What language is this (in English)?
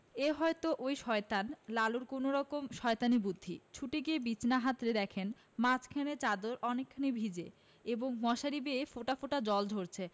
Bangla